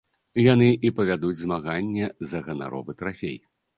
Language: Belarusian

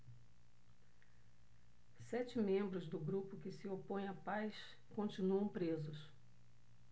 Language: Portuguese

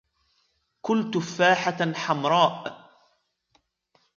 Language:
Arabic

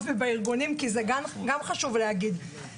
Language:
Hebrew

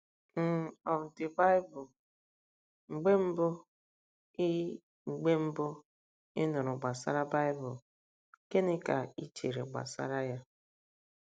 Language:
Igbo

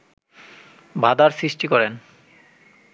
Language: Bangla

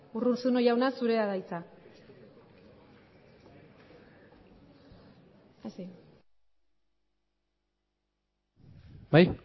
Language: Basque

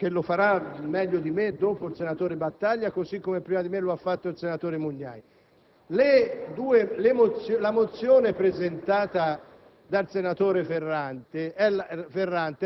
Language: Italian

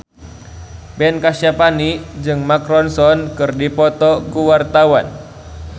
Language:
Sundanese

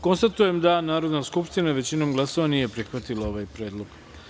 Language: Serbian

